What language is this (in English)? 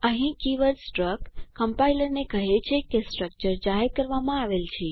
Gujarati